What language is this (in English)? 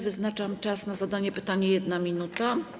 Polish